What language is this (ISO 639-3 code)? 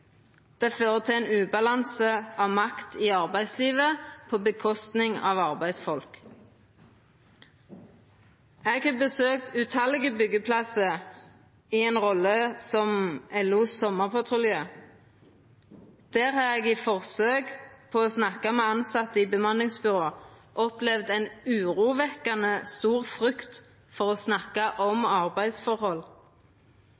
nno